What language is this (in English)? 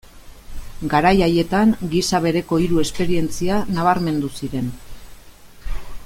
Basque